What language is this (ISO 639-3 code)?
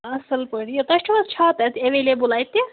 kas